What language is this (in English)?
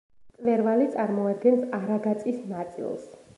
Georgian